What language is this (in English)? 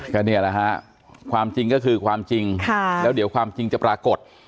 Thai